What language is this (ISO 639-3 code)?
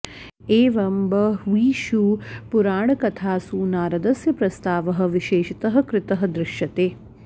san